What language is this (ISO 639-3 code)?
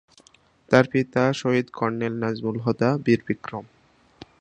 ben